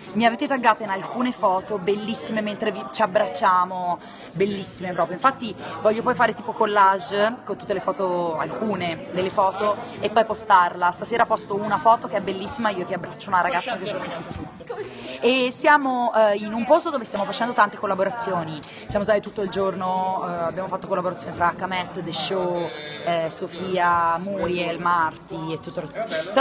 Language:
Italian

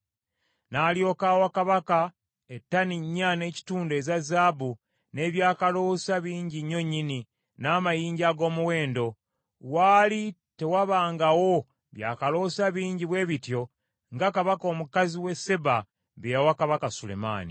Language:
Ganda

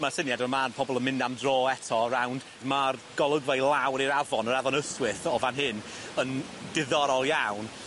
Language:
Welsh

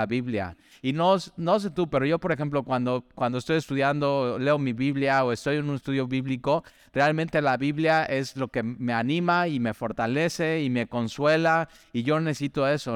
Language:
Spanish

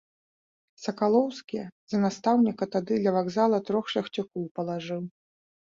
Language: Belarusian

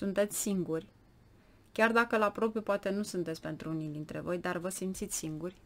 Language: Romanian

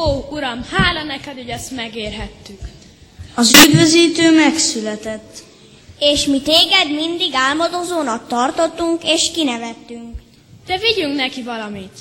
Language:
Hungarian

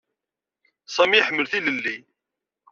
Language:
Kabyle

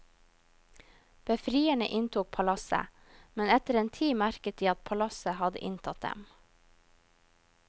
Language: Norwegian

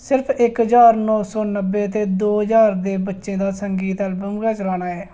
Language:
Dogri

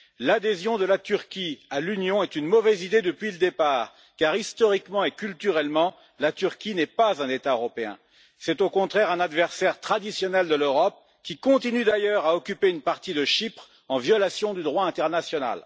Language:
French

